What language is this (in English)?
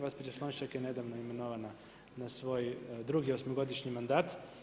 Croatian